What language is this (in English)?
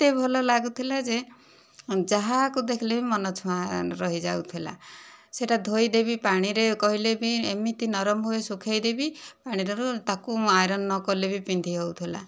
Odia